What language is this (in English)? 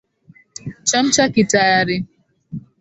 Swahili